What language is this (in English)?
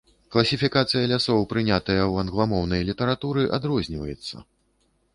Belarusian